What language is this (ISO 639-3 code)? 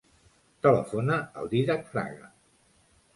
cat